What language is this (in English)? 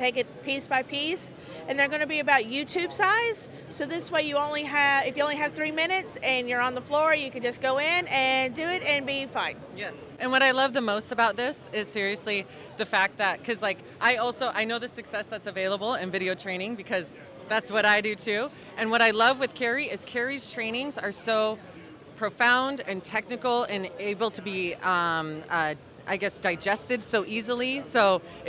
English